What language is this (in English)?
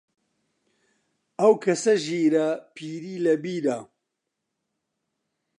Central Kurdish